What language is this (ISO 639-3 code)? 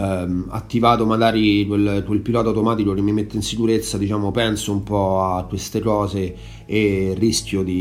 ita